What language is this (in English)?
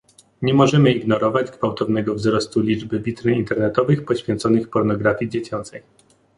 Polish